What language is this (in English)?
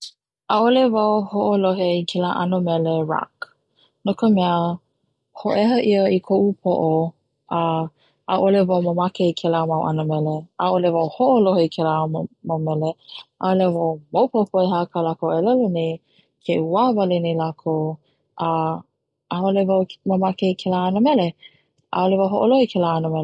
Hawaiian